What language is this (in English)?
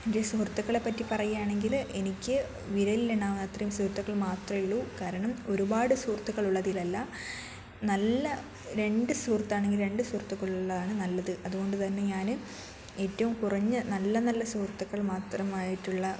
Malayalam